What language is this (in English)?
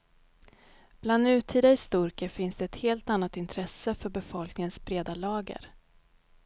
Swedish